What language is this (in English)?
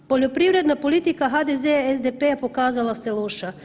Croatian